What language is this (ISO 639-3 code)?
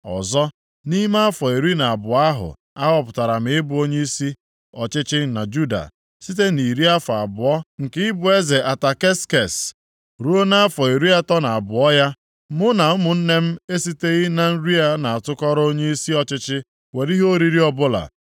ibo